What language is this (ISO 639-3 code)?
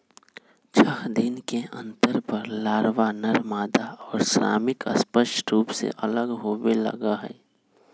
mag